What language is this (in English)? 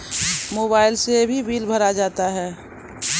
Maithili